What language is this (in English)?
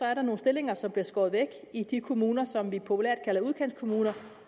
Danish